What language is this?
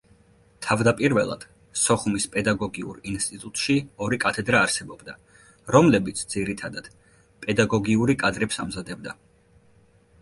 Georgian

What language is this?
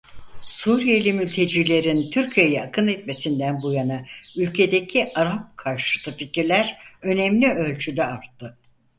Turkish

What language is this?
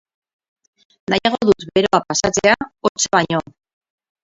Basque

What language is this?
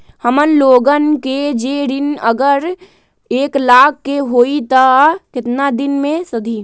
Magahi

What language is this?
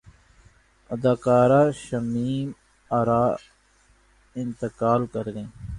Urdu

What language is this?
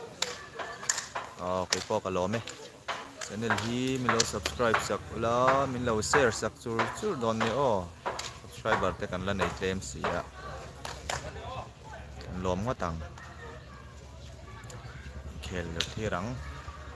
Arabic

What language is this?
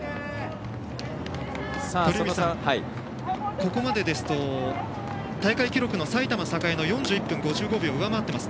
Japanese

